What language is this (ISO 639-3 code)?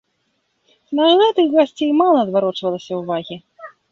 bel